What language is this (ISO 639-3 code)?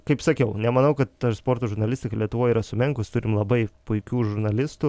lit